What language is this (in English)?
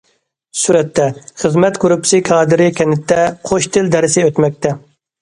Uyghur